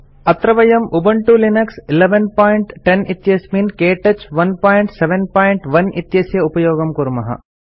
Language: Sanskrit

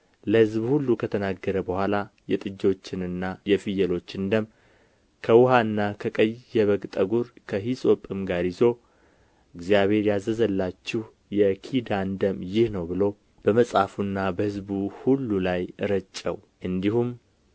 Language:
Amharic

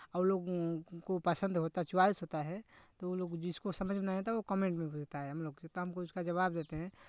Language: Hindi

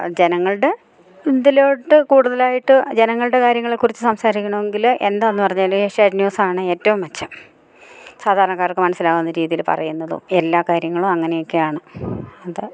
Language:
Malayalam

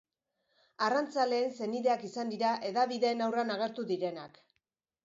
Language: Basque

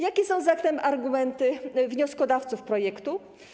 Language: Polish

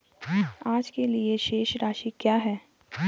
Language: Hindi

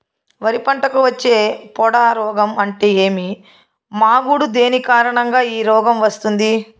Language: Telugu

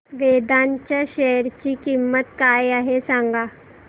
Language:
Marathi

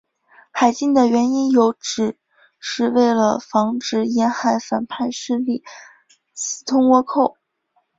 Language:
Chinese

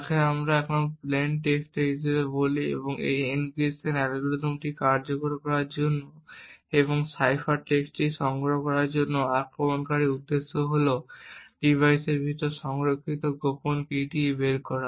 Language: Bangla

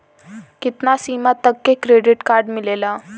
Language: Bhojpuri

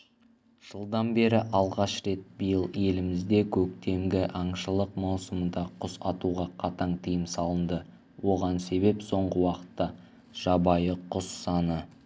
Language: Kazakh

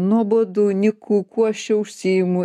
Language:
Lithuanian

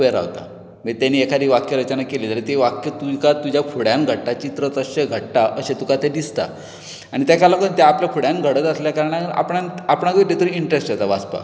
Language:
Konkani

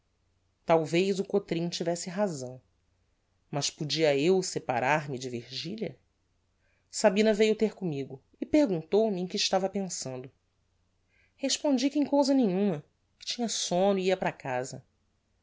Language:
Portuguese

